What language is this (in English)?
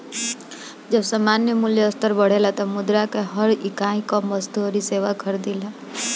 Bhojpuri